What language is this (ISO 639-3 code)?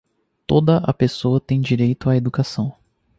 por